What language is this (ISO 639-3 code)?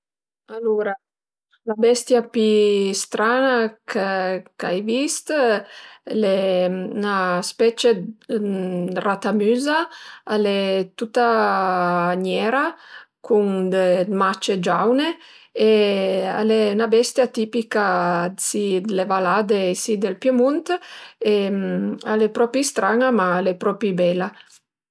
pms